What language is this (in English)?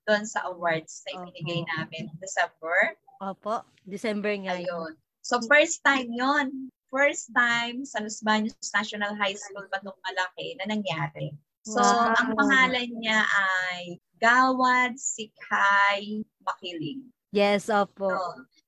Filipino